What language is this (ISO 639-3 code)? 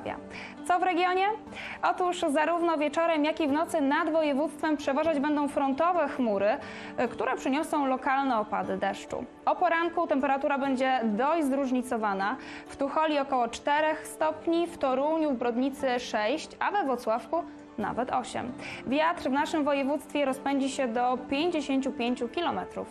pol